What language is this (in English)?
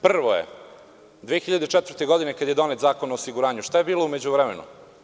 Serbian